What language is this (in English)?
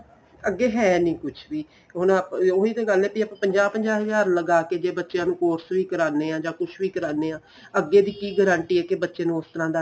Punjabi